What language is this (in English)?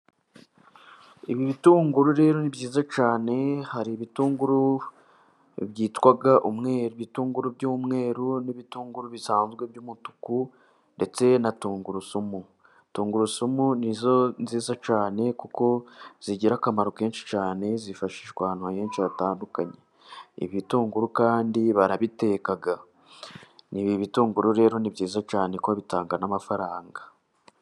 Kinyarwanda